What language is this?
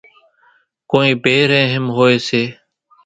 Kachi Koli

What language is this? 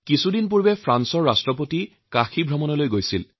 Assamese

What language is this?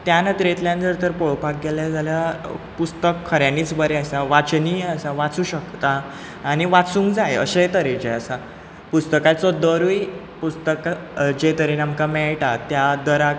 Konkani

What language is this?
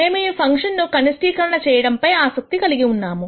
Telugu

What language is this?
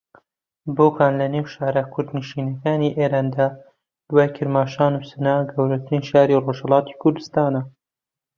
Central Kurdish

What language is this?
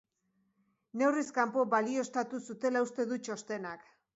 Basque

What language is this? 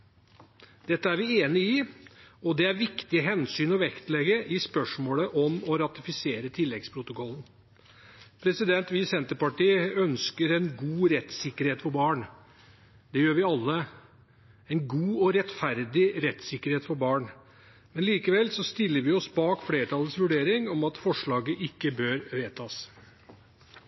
Norwegian Bokmål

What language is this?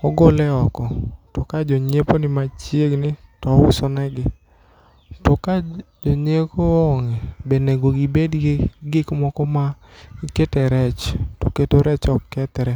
Luo (Kenya and Tanzania)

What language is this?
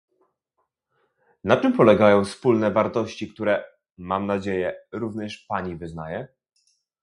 Polish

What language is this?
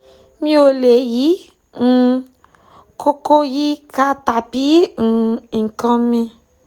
Yoruba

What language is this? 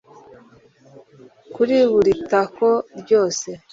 Kinyarwanda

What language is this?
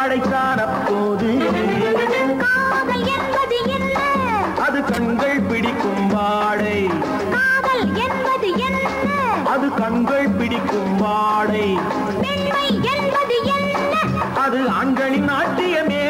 Hindi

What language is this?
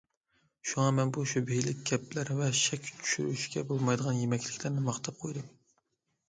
Uyghur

